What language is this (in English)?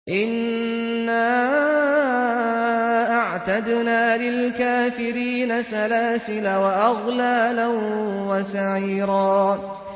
Arabic